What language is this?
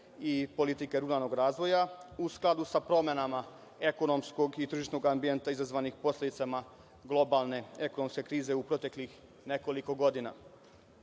Serbian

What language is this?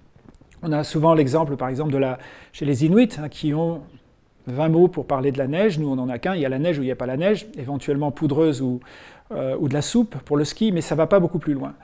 French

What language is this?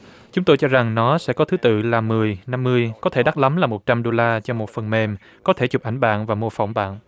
Vietnamese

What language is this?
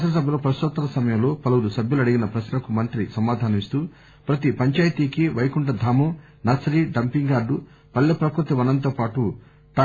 Telugu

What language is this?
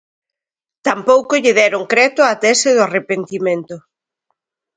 Galician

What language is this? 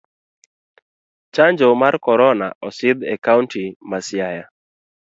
Luo (Kenya and Tanzania)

